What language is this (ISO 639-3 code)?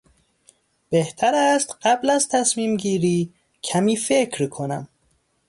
fas